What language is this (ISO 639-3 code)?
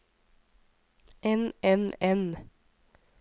nor